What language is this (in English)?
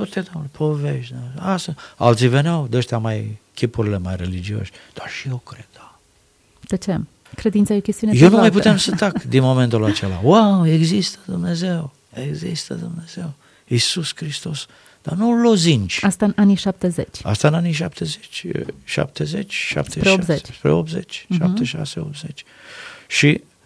Romanian